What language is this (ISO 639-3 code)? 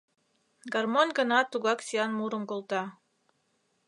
chm